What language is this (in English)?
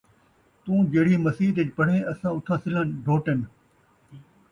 Saraiki